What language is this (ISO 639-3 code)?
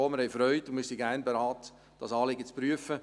gsw